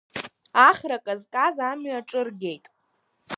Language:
Abkhazian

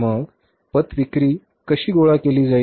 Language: Marathi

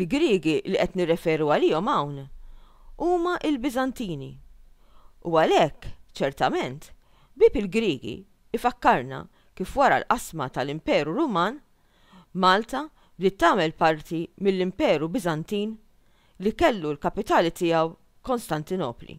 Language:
Arabic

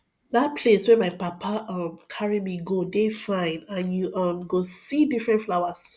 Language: Nigerian Pidgin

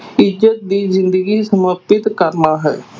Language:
Punjabi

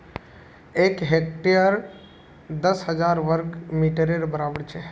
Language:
Magahi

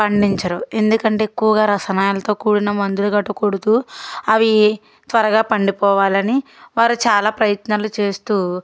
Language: Telugu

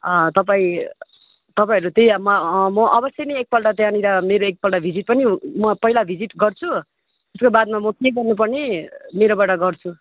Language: Nepali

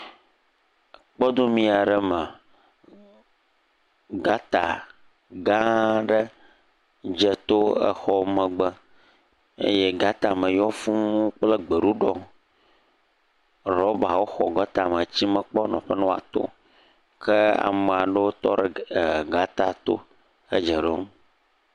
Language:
Ewe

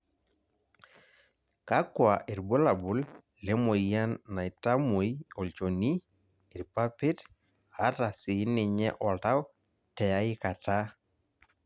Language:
Masai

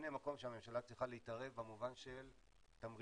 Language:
Hebrew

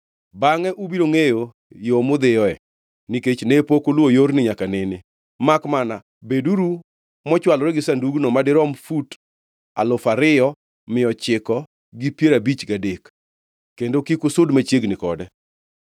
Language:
Luo (Kenya and Tanzania)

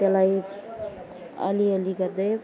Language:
Nepali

